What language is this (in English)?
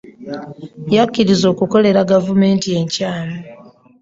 Ganda